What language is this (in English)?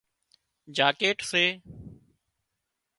Wadiyara Koli